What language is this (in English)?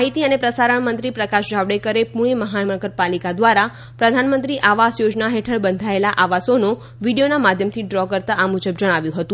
Gujarati